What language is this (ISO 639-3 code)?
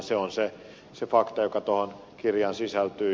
fin